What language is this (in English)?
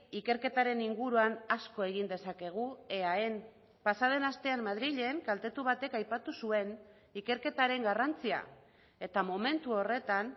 Basque